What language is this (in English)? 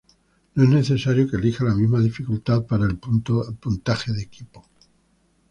Spanish